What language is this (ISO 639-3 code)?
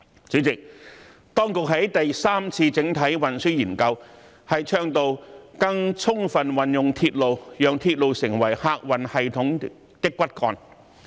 yue